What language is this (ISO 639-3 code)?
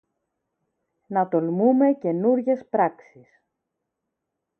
ell